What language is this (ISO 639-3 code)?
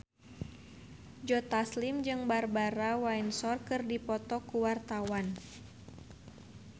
sun